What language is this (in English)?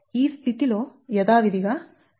Telugu